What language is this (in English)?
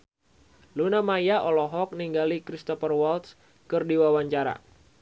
Sundanese